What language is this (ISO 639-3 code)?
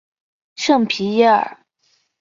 zho